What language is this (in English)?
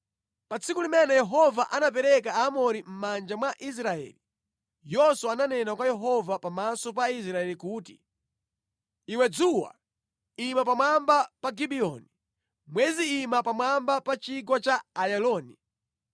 Nyanja